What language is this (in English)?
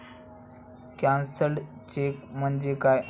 Marathi